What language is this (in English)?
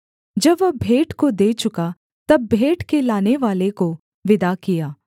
Hindi